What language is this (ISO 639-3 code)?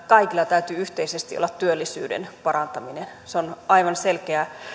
fin